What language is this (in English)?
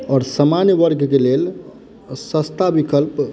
Maithili